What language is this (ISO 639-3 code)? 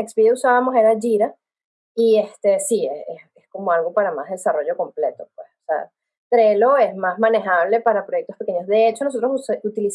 spa